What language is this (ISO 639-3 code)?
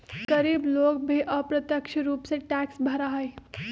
mag